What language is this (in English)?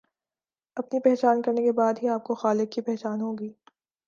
Urdu